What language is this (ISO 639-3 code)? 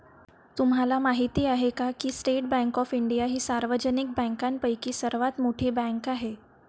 mar